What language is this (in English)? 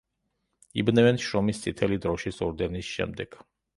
Georgian